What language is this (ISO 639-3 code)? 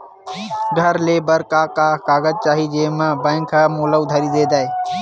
hne